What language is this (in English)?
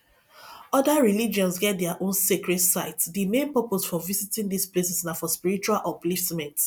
Nigerian Pidgin